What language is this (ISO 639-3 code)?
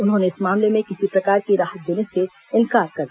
hin